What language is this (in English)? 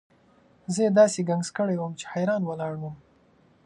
Pashto